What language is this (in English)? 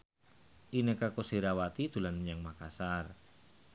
Javanese